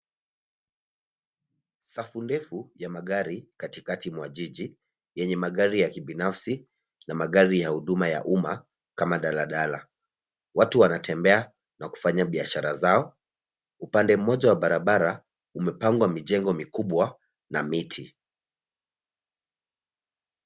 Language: Swahili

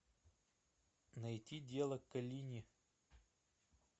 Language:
Russian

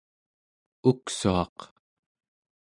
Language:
Central Yupik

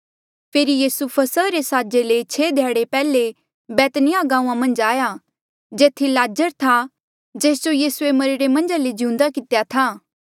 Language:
Mandeali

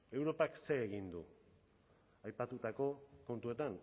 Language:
Basque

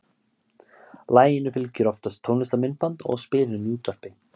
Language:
Icelandic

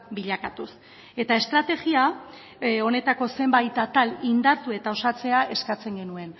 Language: Basque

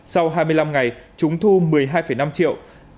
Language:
Vietnamese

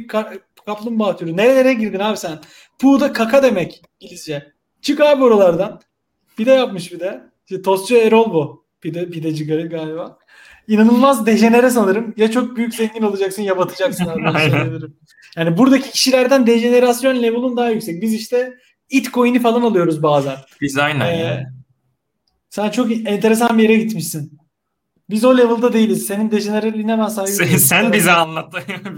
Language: Turkish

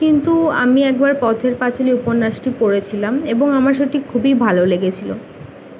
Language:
Bangla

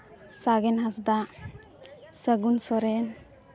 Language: Santali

